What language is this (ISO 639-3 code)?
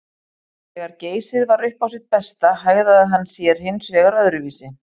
isl